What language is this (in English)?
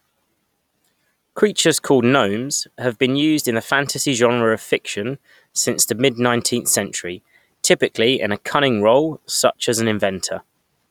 English